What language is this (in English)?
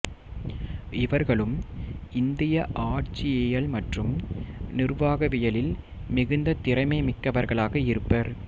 Tamil